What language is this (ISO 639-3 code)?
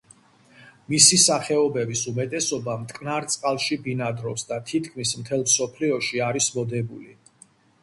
kat